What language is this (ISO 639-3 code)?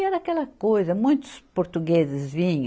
por